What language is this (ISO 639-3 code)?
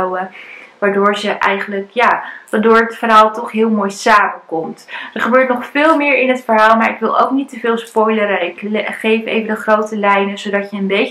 nld